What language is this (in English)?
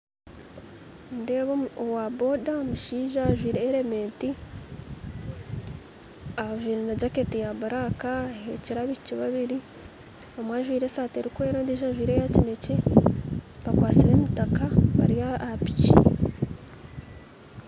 Nyankole